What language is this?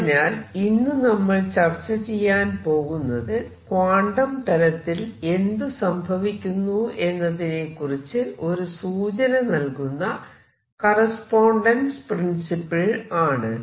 Malayalam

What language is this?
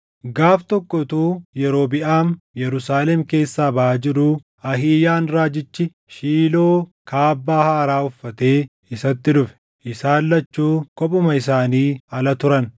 Oromo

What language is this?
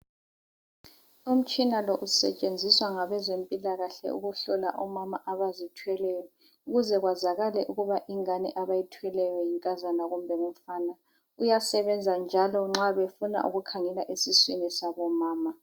North Ndebele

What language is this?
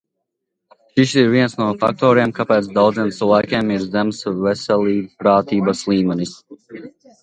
Latvian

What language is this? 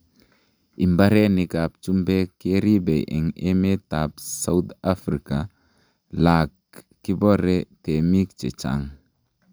Kalenjin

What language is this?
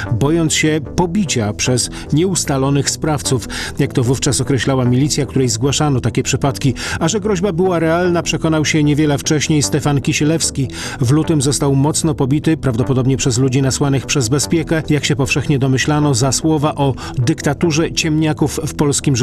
Polish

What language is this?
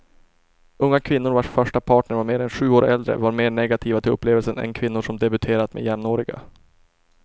Swedish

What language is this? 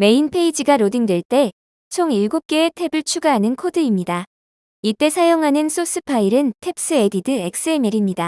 Korean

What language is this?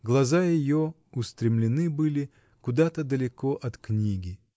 Russian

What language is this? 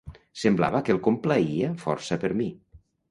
Catalan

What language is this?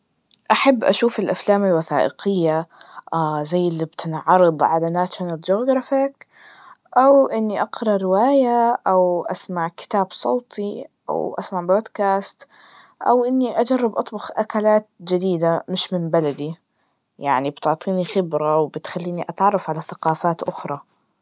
Najdi Arabic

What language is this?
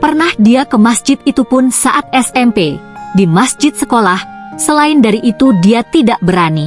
Indonesian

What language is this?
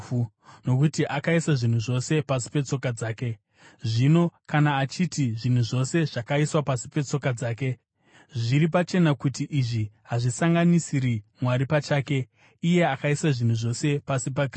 Shona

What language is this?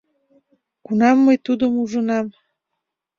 Mari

